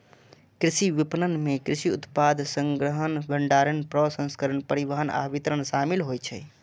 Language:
Maithili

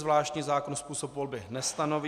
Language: Czech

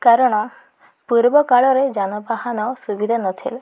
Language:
Odia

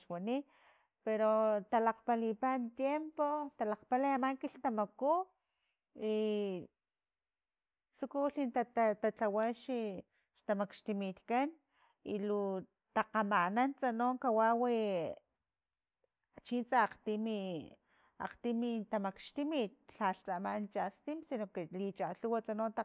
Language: Filomena Mata-Coahuitlán Totonac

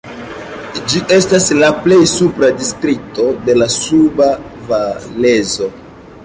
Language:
Esperanto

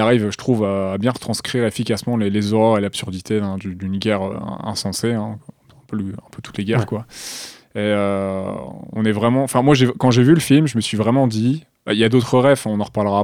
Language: French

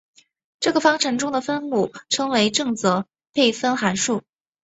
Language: Chinese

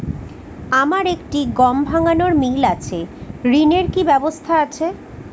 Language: Bangla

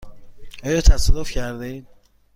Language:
Persian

